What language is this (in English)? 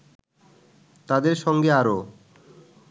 Bangla